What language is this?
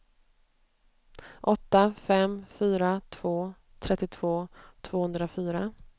Swedish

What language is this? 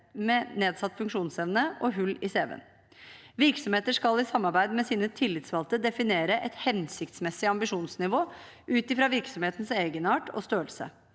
Norwegian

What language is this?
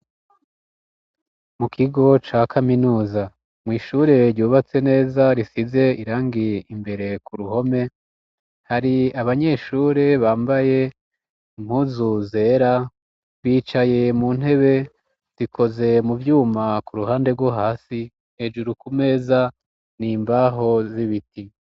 Rundi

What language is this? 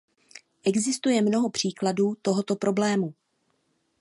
Czech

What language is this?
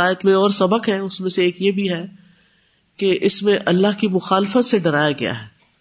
Urdu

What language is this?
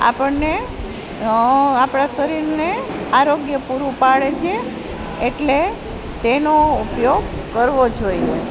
Gujarati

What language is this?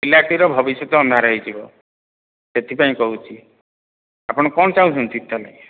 Odia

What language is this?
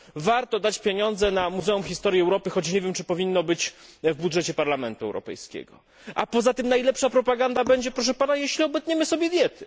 Polish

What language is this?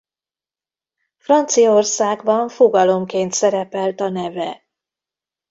Hungarian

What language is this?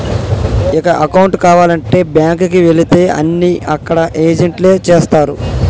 Telugu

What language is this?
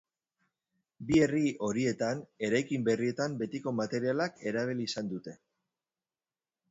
Basque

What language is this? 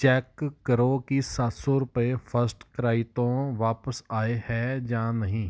Punjabi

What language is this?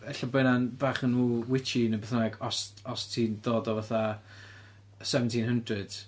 Welsh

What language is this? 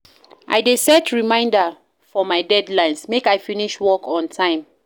Nigerian Pidgin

